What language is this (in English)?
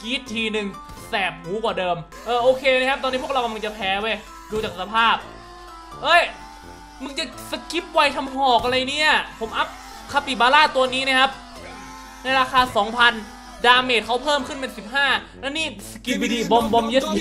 Thai